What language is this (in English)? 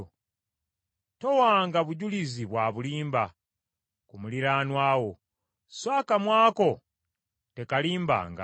Ganda